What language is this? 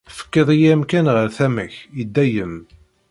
Kabyle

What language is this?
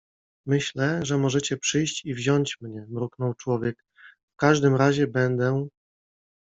Polish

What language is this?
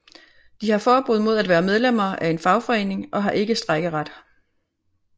Danish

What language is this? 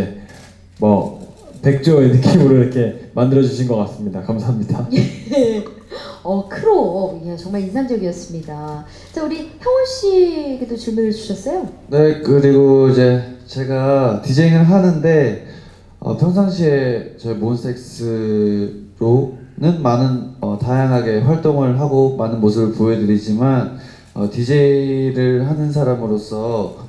Korean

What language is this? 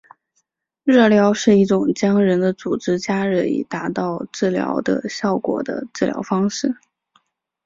Chinese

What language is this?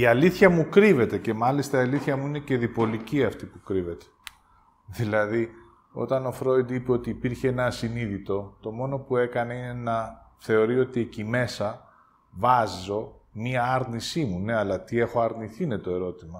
Greek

